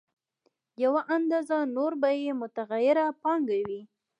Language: Pashto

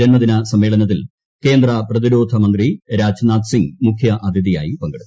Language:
Malayalam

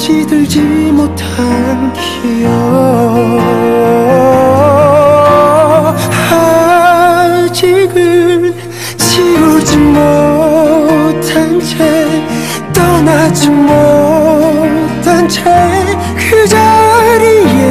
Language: Korean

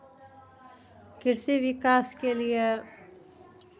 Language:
Maithili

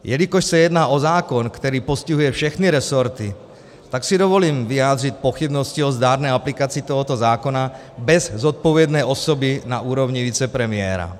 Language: Czech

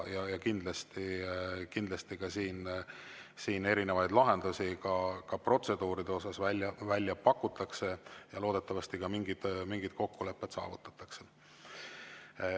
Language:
Estonian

